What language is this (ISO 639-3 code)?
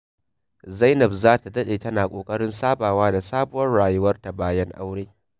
hau